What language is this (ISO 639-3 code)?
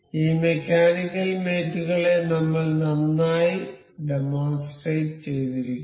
mal